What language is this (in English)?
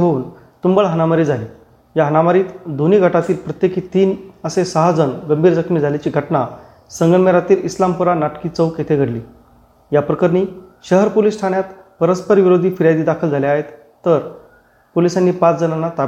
Marathi